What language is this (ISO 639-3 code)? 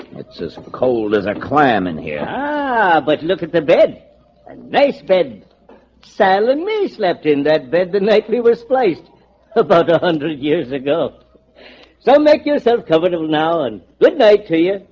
eng